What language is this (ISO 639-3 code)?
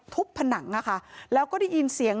tha